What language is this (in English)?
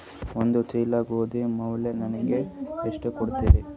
Kannada